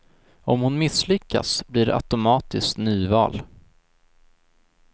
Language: Swedish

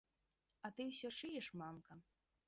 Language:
Belarusian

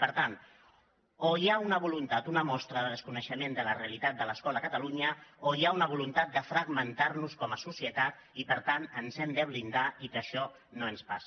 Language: Catalan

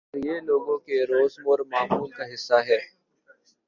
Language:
Urdu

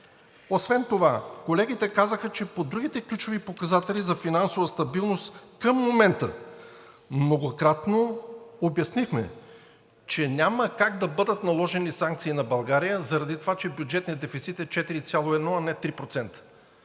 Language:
Bulgarian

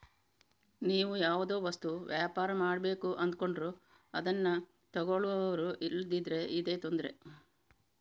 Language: Kannada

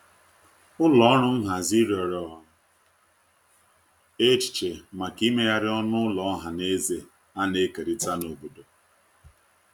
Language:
Igbo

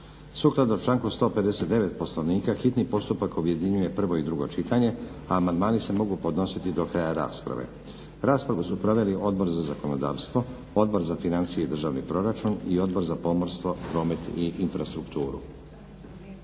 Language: Croatian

